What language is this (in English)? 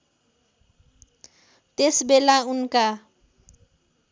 Nepali